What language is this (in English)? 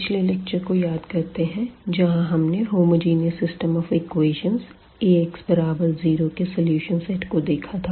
Hindi